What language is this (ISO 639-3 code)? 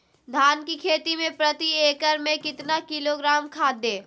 mag